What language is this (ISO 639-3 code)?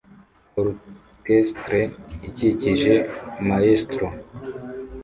kin